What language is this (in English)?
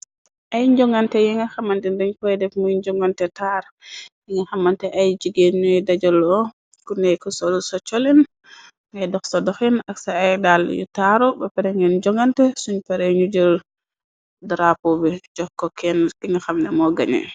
Wolof